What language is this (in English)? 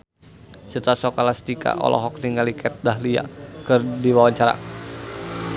Sundanese